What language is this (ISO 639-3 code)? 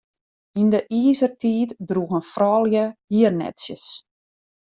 fry